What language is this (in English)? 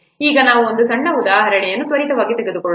Kannada